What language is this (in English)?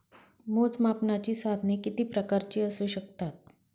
Marathi